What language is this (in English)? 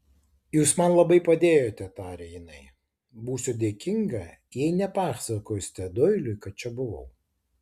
Lithuanian